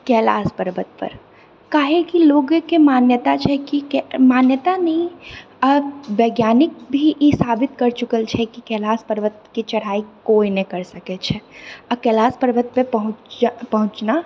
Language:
Maithili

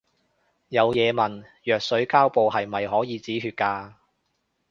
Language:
Cantonese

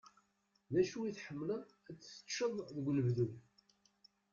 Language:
Kabyle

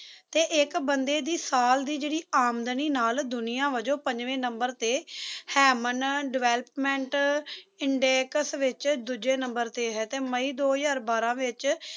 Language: Punjabi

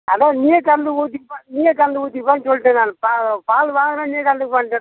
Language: Tamil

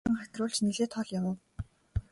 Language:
Mongolian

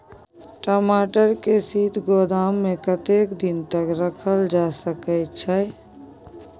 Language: Maithili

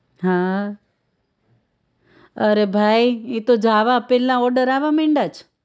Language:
Gujarati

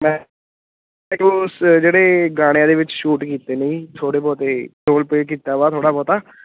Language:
Punjabi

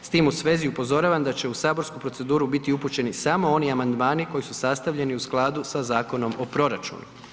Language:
Croatian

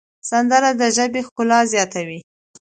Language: Pashto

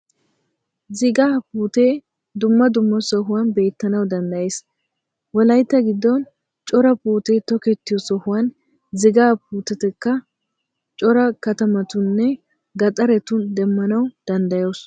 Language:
Wolaytta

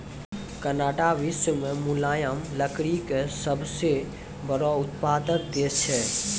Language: Maithili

